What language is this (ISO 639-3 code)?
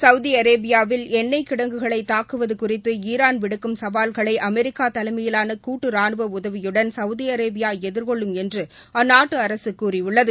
tam